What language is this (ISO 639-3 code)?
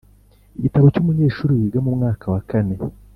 kin